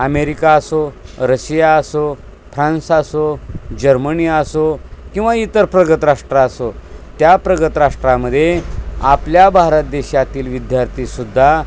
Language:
Marathi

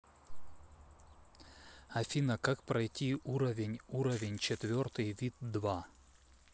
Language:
Russian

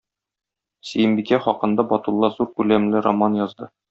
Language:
Tatar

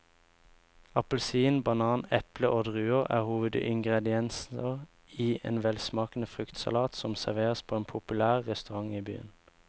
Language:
Norwegian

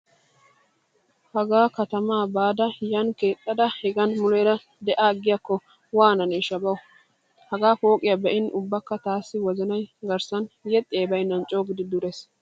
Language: Wolaytta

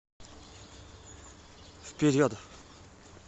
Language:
Russian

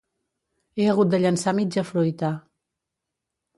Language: Catalan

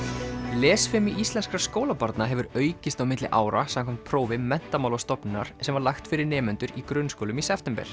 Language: Icelandic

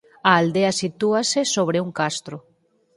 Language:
Galician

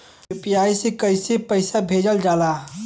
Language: Bhojpuri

